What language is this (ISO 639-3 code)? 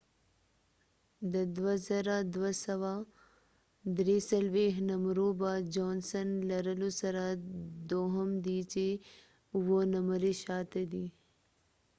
pus